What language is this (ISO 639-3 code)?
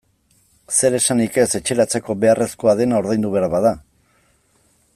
eus